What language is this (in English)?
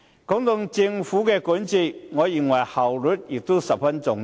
Cantonese